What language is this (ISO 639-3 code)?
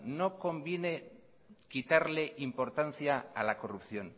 spa